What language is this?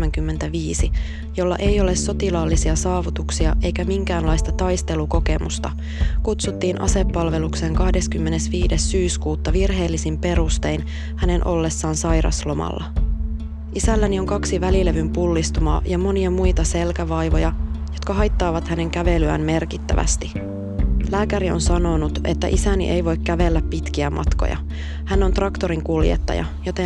Finnish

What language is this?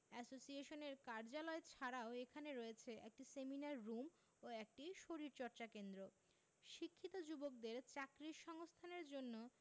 Bangla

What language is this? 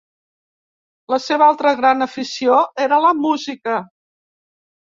Catalan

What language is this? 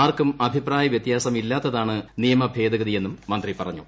Malayalam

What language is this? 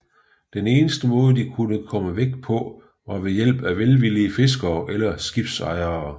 Danish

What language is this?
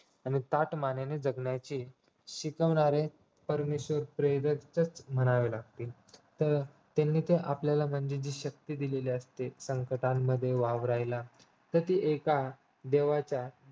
Marathi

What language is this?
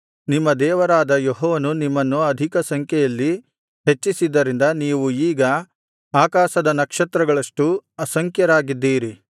Kannada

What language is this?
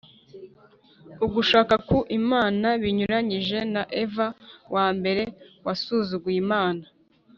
Kinyarwanda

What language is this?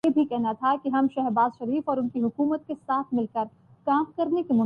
Urdu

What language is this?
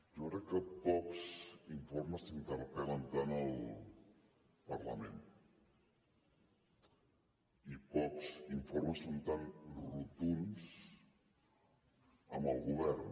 Catalan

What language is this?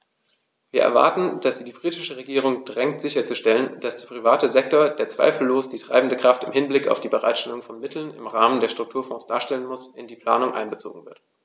German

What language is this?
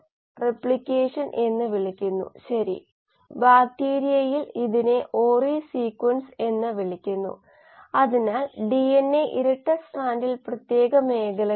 Malayalam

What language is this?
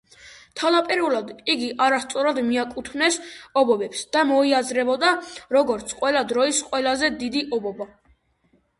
Georgian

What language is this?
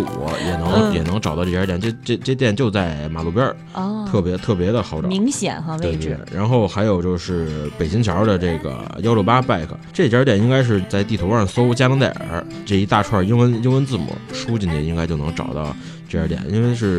Chinese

